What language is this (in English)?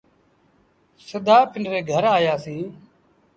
Sindhi Bhil